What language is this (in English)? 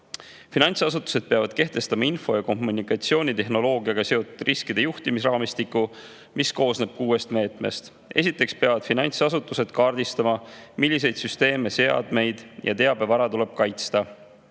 Estonian